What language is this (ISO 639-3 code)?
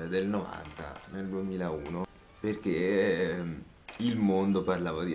ita